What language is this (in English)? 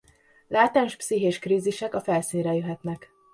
Hungarian